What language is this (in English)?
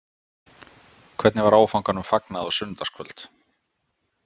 Icelandic